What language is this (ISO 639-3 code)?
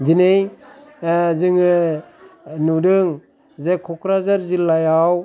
brx